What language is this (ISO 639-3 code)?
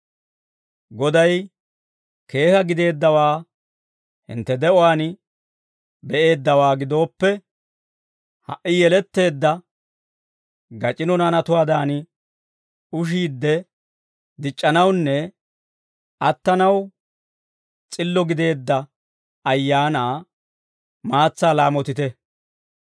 dwr